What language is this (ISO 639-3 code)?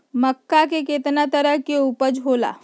mag